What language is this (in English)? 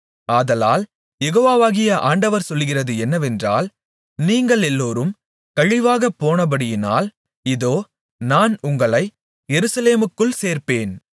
Tamil